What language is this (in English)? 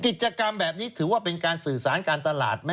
Thai